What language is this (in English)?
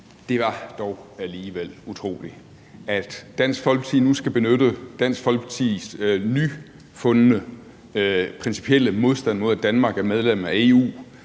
Danish